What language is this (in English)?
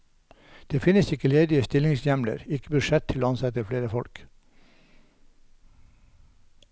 Norwegian